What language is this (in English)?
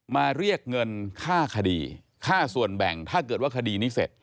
Thai